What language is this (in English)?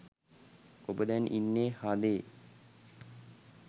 Sinhala